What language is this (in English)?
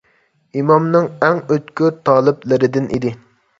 Uyghur